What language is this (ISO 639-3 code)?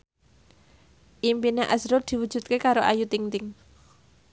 jav